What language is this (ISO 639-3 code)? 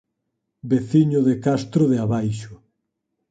glg